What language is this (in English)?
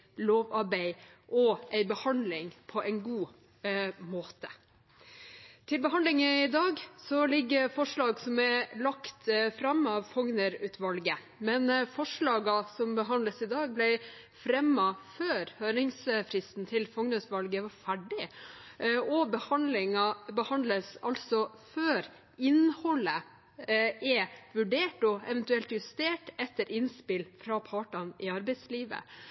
Norwegian Bokmål